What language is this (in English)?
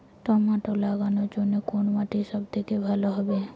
Bangla